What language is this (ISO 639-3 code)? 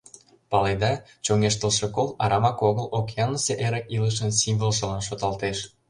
chm